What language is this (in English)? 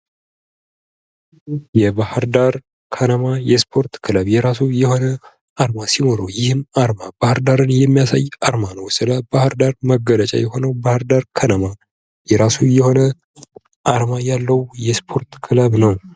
Amharic